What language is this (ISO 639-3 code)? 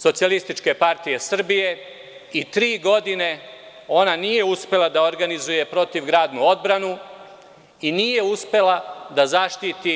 srp